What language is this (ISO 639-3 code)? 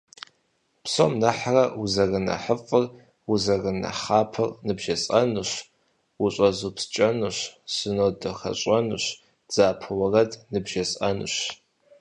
kbd